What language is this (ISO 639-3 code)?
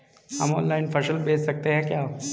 hin